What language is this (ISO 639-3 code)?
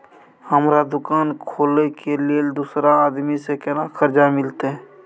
mai